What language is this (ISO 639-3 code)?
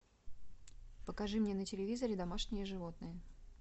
rus